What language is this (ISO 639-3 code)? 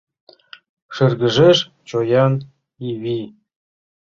chm